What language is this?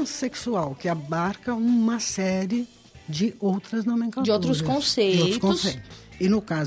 Portuguese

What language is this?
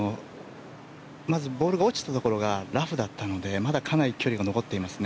Japanese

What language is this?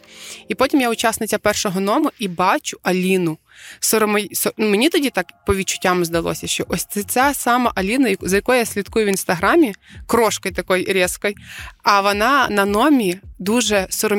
Ukrainian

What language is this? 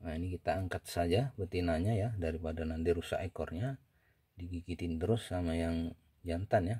Indonesian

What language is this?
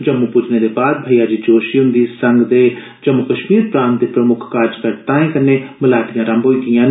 Dogri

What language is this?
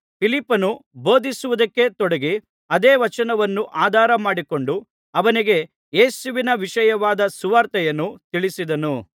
Kannada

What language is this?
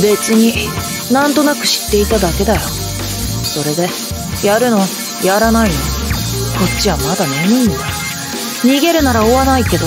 Japanese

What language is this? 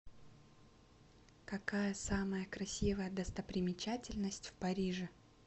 Russian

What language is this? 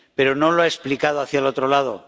Spanish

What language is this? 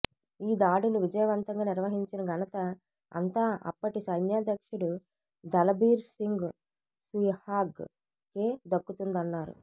Telugu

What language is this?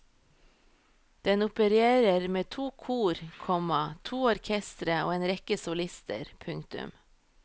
Norwegian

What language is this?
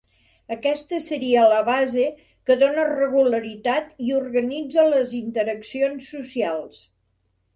Catalan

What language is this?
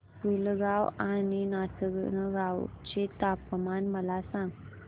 Marathi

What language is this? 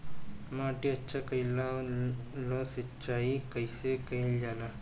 Bhojpuri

